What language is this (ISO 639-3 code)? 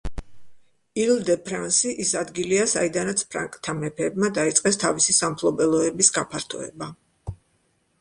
kat